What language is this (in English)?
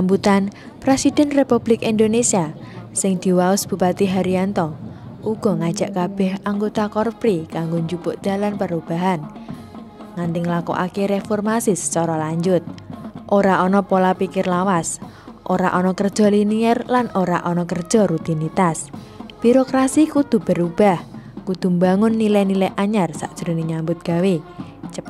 Indonesian